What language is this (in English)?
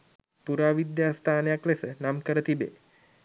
Sinhala